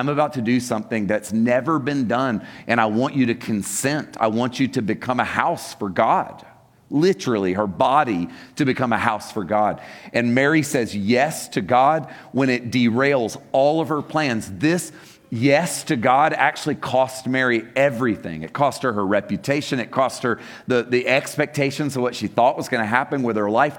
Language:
English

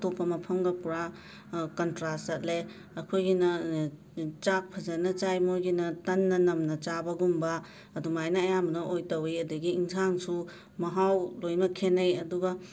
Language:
Manipuri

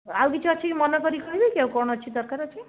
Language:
Odia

